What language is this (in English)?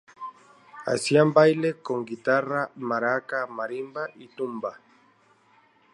Spanish